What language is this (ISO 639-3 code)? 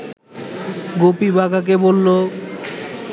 ben